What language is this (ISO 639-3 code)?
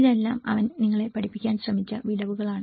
mal